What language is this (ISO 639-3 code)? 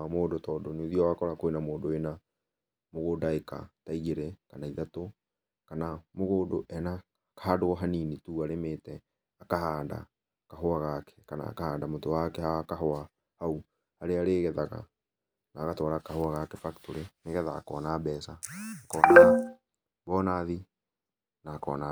kik